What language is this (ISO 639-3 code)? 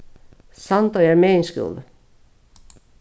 fao